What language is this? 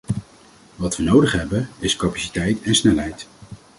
Dutch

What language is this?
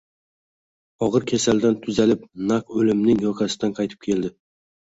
Uzbek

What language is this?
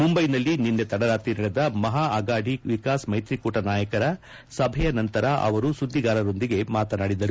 Kannada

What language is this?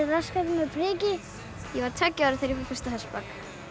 Icelandic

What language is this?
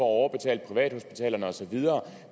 Danish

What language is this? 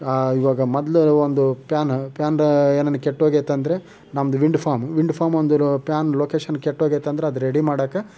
Kannada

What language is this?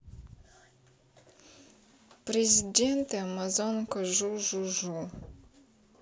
Russian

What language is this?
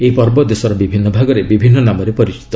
Odia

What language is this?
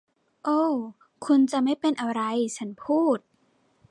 Thai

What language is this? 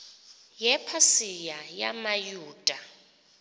Xhosa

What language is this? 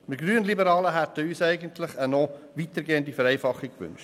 Swiss German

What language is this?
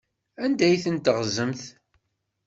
Kabyle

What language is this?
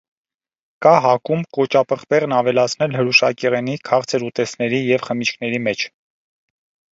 Armenian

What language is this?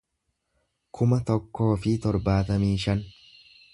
Oromo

